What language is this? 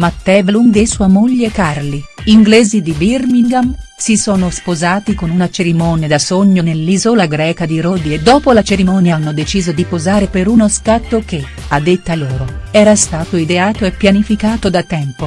Italian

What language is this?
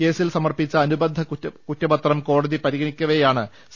Malayalam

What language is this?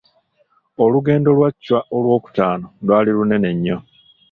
Ganda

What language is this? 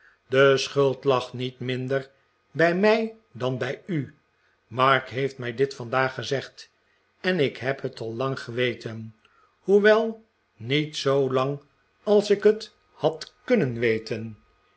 Dutch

